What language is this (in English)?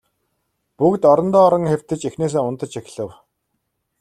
Mongolian